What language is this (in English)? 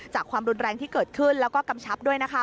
Thai